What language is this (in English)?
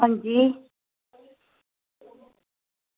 Dogri